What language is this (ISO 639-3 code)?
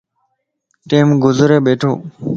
lss